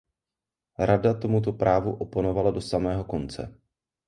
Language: Czech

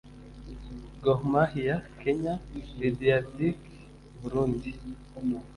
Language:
Kinyarwanda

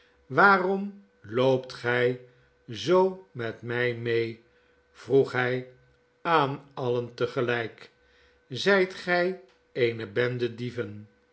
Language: Dutch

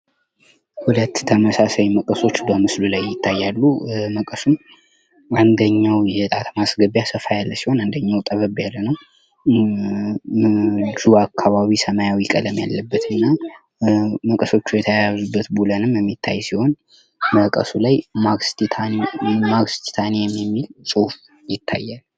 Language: Amharic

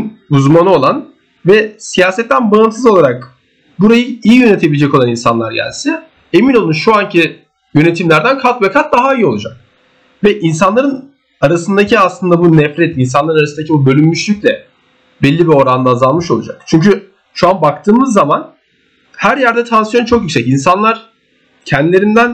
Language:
Turkish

